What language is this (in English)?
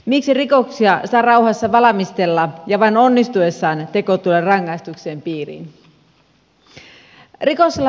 Finnish